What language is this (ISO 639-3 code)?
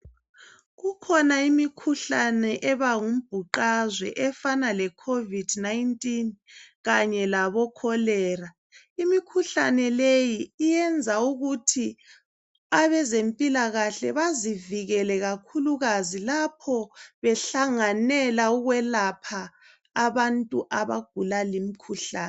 nde